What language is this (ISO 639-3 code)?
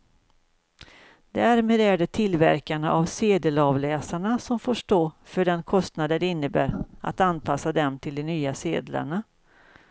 swe